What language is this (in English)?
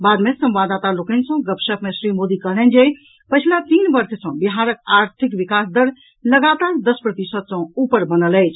Maithili